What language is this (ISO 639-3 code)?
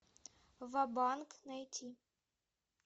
rus